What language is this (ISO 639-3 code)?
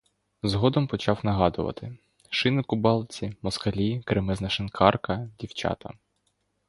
ukr